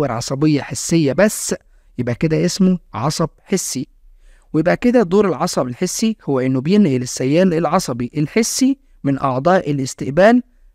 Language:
Arabic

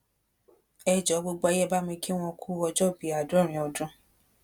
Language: Yoruba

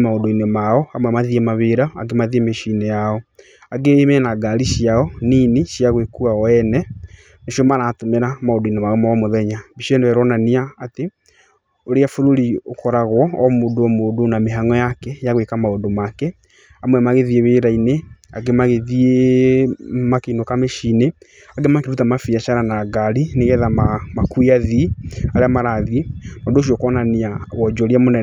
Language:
Kikuyu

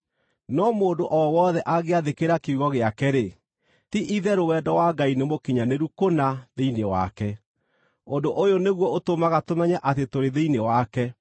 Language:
Kikuyu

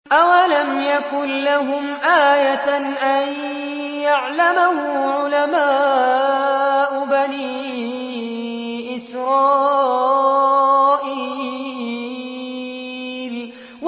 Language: Arabic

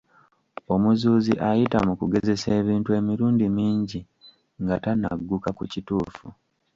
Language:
Ganda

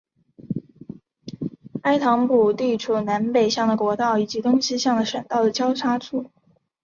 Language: Chinese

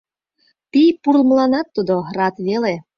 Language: Mari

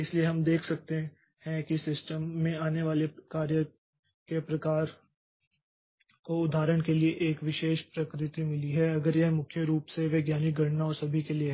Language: Hindi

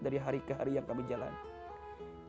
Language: Indonesian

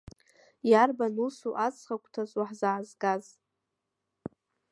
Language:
Abkhazian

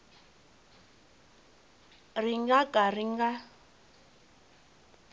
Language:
Tsonga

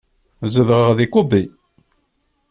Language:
Kabyle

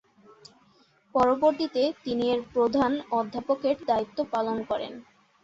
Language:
Bangla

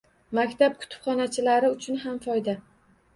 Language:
Uzbek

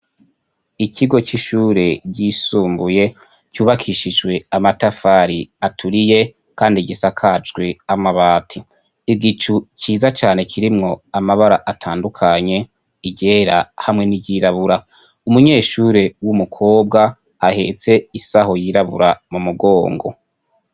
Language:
Rundi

